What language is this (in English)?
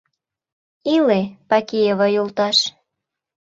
Mari